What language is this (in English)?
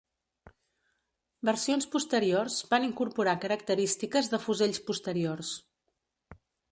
Catalan